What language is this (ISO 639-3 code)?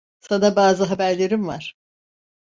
tur